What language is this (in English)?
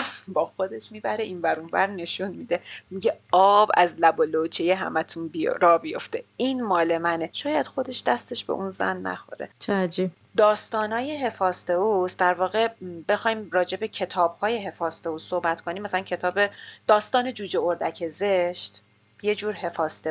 Persian